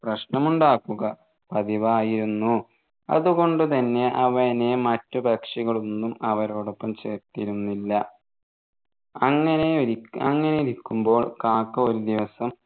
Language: Malayalam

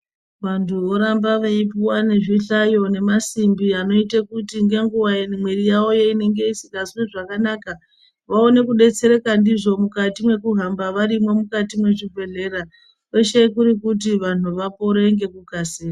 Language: Ndau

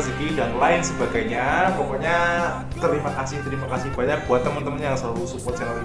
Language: Indonesian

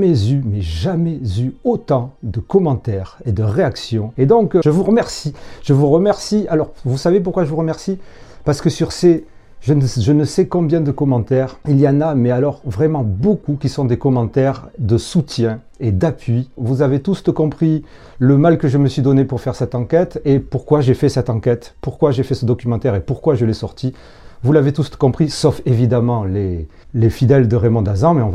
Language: French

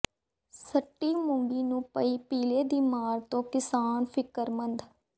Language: Punjabi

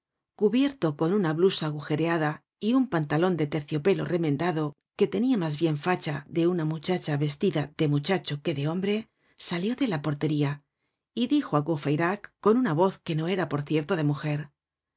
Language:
Spanish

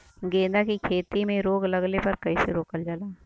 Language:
Bhojpuri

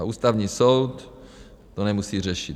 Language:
Czech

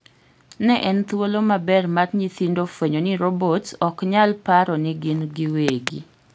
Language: Luo (Kenya and Tanzania)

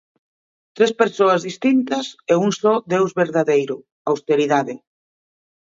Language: Galician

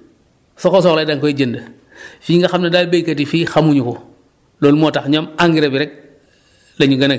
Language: Wolof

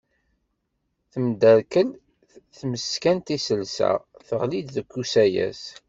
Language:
Kabyle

